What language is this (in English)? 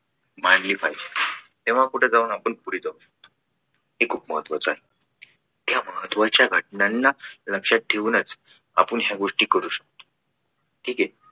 Marathi